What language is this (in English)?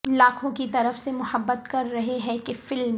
Urdu